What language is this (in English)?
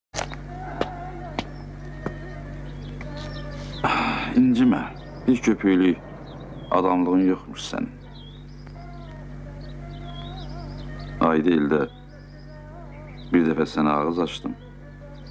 Turkish